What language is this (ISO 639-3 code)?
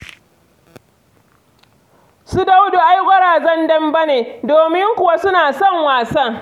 hau